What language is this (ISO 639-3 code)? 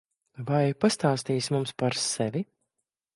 lav